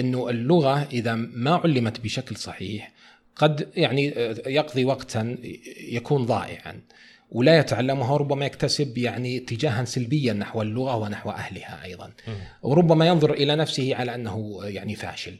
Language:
Arabic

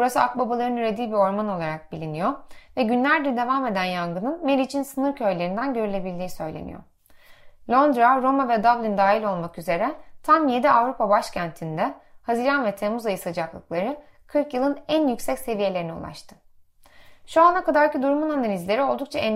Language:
Turkish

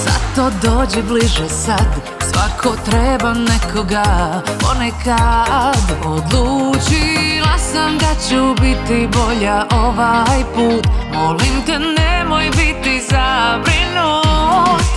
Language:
Croatian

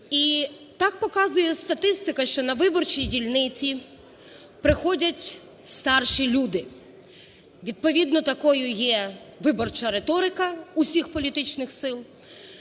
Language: Ukrainian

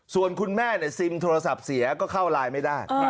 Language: Thai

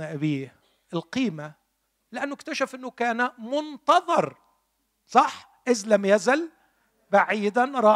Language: Arabic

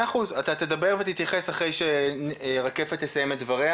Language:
Hebrew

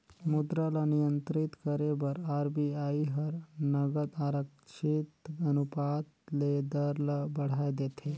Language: Chhattisgarhi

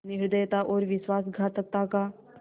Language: Hindi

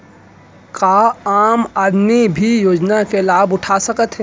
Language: Chhattisgarhi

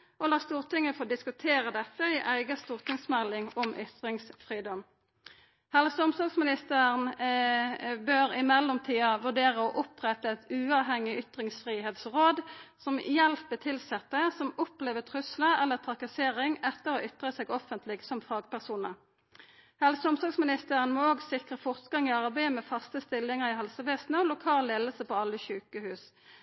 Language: Norwegian Nynorsk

